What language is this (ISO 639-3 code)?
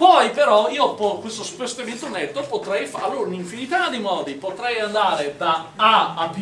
ita